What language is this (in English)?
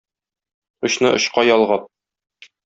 Tatar